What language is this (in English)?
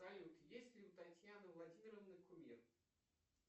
Russian